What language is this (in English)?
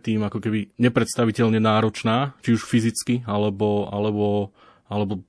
Slovak